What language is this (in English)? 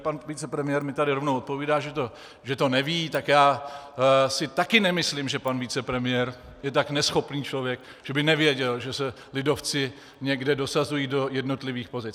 Czech